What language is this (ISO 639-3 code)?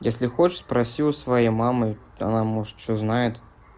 rus